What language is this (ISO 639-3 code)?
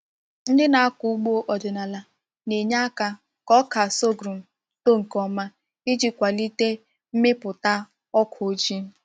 ibo